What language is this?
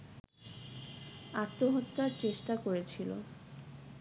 Bangla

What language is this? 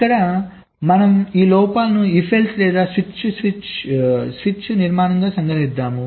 Telugu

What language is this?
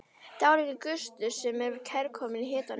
Icelandic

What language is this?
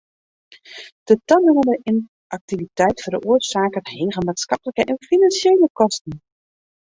Western Frisian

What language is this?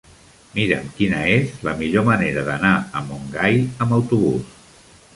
Catalan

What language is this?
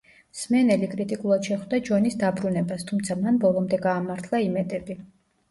Georgian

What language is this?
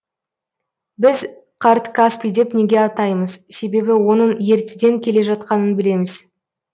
Kazakh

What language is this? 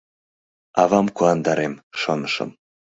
Mari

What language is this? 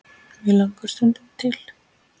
Icelandic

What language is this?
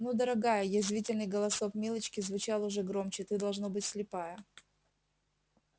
Russian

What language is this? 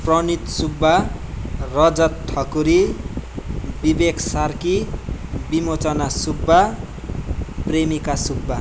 Nepali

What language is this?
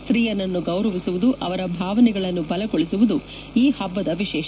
Kannada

